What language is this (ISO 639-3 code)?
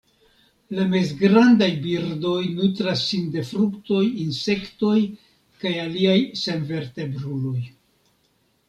epo